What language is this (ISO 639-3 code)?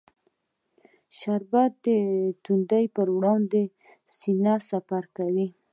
pus